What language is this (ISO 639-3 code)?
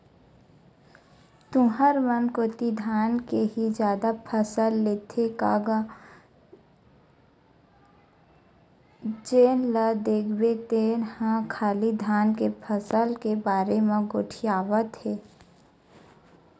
hne